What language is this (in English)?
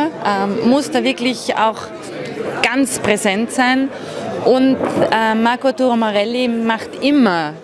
German